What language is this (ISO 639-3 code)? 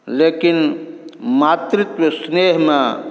mai